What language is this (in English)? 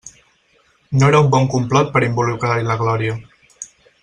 Catalan